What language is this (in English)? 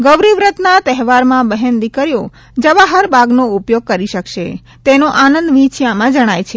Gujarati